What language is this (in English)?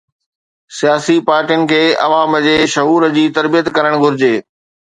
Sindhi